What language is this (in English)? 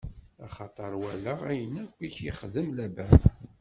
Kabyle